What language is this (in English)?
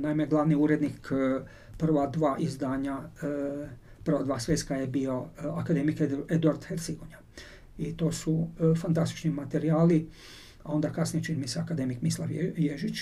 Croatian